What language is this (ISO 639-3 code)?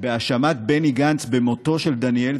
heb